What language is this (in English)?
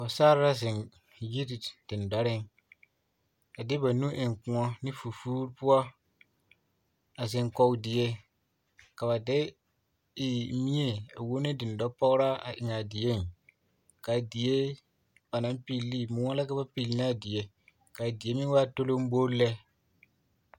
Southern Dagaare